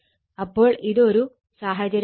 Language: Malayalam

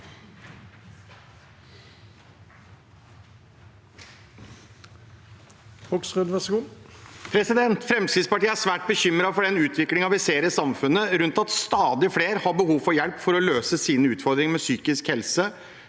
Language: Norwegian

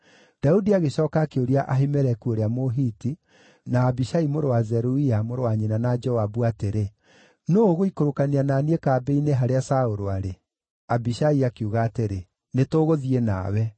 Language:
Kikuyu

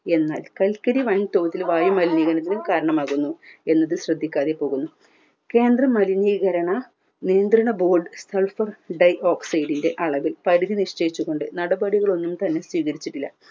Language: Malayalam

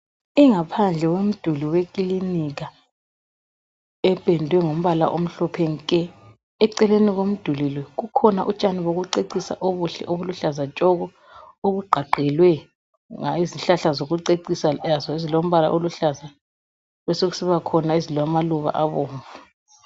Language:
North Ndebele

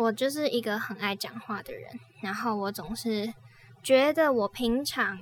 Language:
Chinese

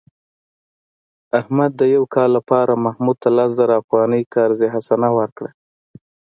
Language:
Pashto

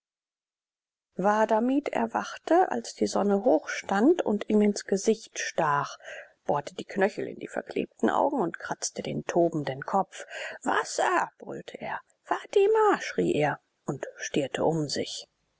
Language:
German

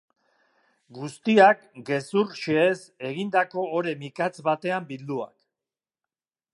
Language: Basque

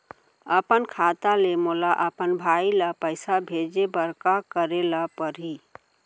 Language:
Chhattisgarhi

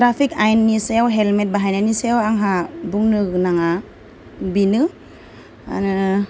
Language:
Bodo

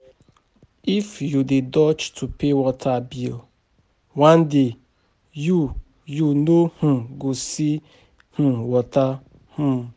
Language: Nigerian Pidgin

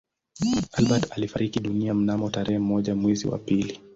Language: Swahili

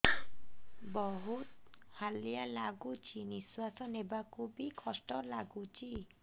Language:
Odia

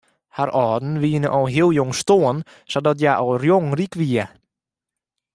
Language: Western Frisian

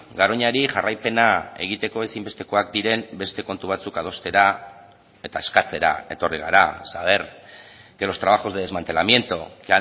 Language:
Basque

